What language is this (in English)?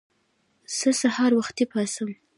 Pashto